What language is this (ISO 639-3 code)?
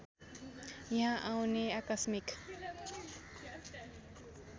nep